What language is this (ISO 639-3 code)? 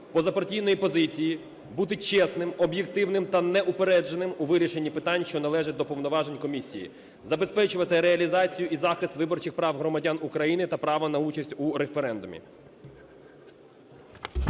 ukr